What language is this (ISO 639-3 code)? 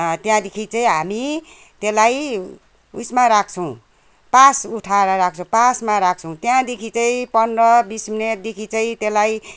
nep